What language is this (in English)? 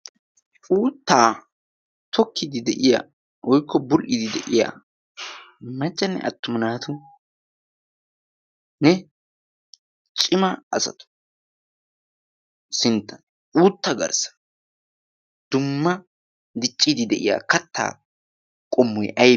Wolaytta